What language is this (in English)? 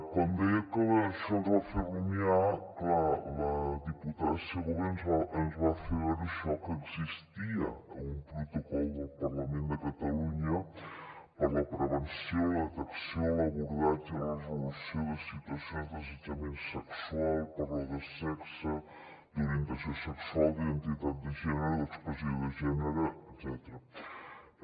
Catalan